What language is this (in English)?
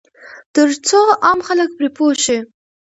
Pashto